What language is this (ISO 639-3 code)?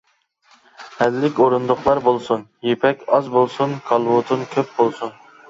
uig